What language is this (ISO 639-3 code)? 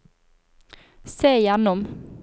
nor